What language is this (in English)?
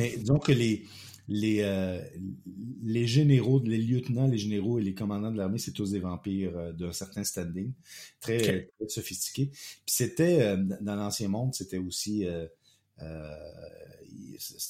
French